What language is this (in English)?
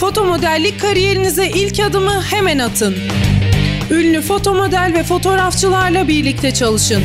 Turkish